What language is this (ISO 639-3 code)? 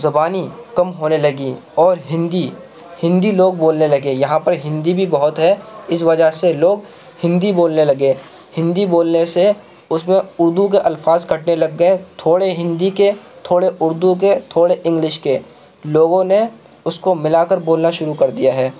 urd